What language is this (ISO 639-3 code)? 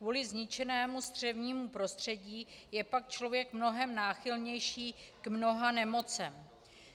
ces